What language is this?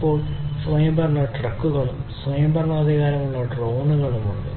Malayalam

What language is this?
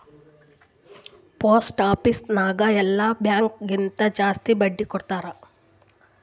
Kannada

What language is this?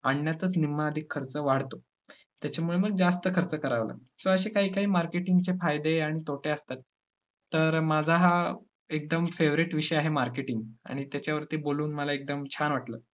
Marathi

